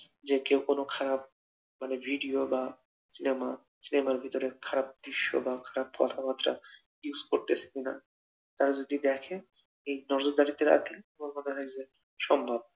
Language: Bangla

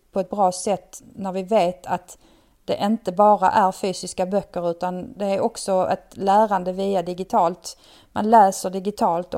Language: Swedish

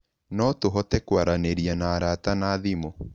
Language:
Kikuyu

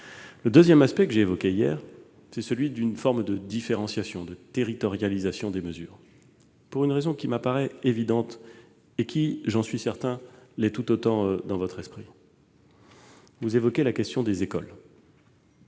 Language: French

